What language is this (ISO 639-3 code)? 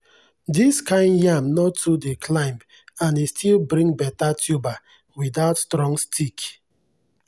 pcm